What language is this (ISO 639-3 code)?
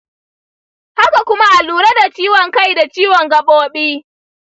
hau